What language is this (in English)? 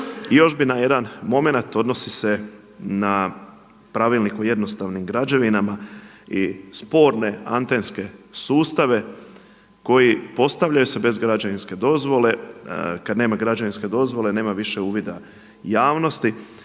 Croatian